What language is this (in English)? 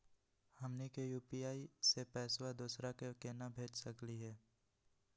Magahi